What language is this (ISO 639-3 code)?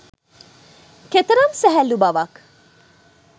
sin